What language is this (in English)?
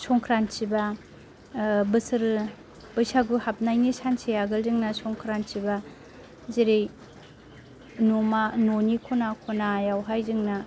Bodo